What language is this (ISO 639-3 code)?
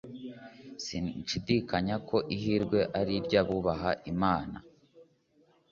kin